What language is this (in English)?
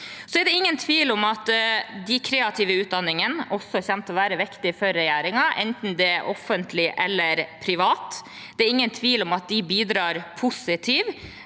Norwegian